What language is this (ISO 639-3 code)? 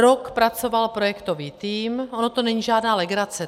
ces